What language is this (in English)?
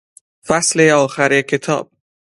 Persian